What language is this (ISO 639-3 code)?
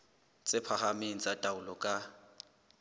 sot